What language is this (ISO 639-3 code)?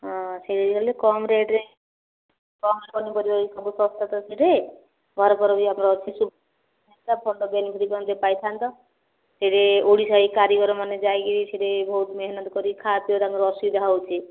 ori